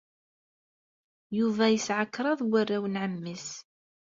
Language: Kabyle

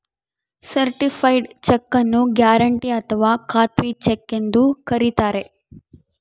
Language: Kannada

